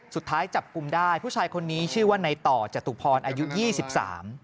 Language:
Thai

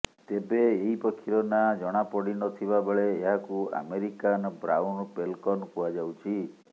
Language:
Odia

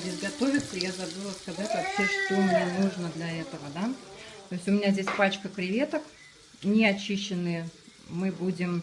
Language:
Russian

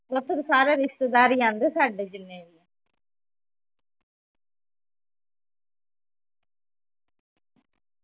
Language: Punjabi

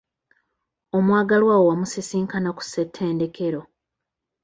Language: Ganda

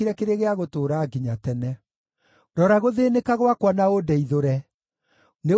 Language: Kikuyu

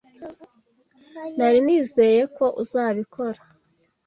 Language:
Kinyarwanda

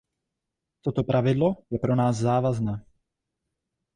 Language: Czech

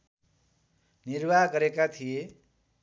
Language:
Nepali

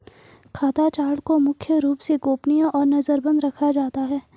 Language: Hindi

